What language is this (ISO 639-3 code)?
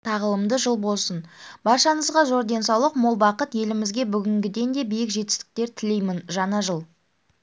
kaz